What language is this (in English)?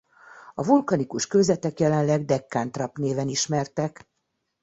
Hungarian